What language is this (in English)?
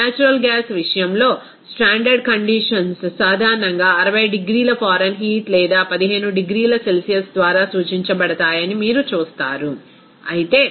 Telugu